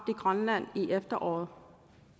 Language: Danish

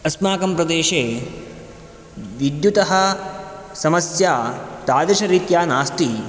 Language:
Sanskrit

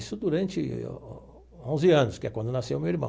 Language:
Portuguese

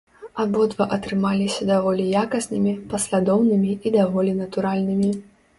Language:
Belarusian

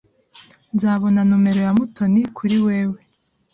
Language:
Kinyarwanda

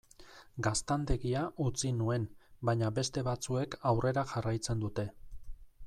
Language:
Basque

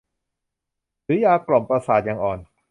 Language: Thai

